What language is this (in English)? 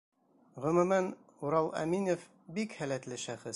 Bashkir